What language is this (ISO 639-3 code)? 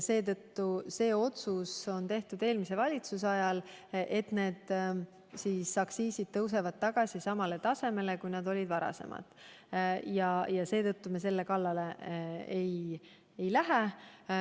est